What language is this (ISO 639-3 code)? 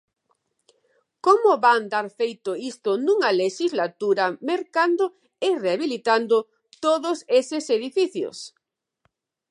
glg